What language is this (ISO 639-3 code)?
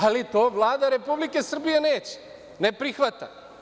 srp